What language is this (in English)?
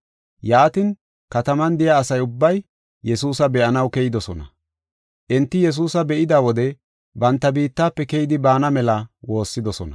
Gofa